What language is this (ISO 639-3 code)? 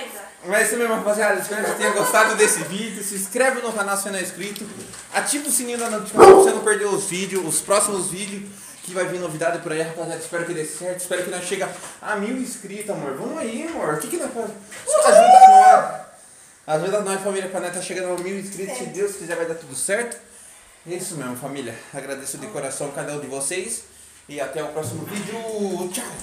por